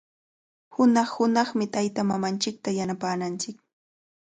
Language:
Cajatambo North Lima Quechua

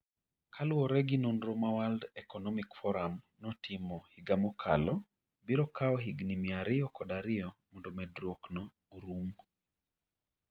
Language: Luo (Kenya and Tanzania)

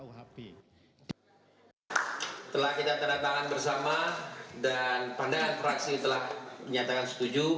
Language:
Indonesian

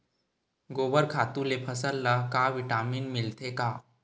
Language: Chhattisgarhi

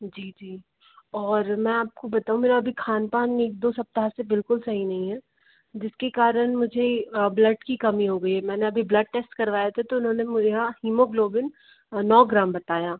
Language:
Hindi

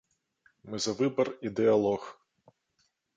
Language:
Belarusian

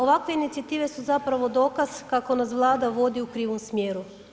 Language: Croatian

